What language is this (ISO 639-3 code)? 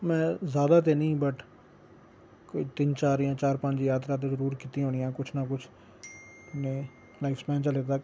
doi